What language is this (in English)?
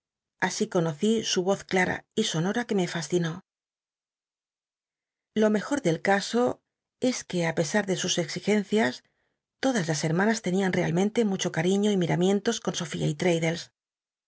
Spanish